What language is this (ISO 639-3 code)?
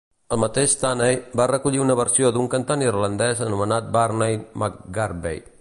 cat